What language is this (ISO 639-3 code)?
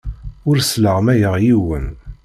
kab